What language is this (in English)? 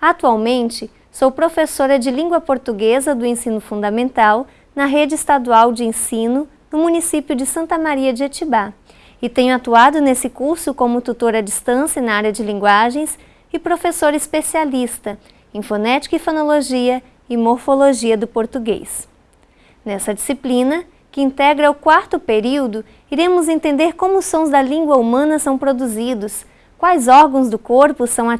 Portuguese